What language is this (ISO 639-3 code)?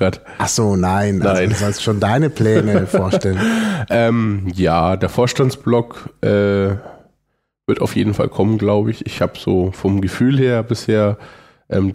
deu